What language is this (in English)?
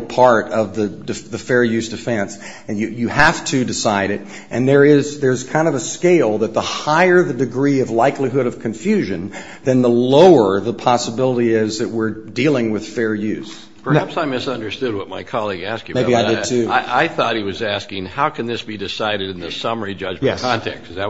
English